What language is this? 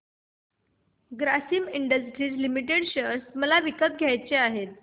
Marathi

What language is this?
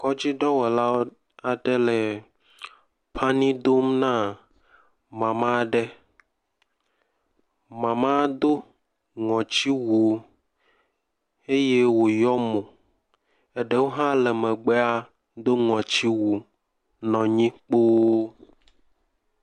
Ewe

